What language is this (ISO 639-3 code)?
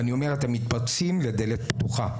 heb